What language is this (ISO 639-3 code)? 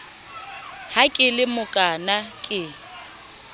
sot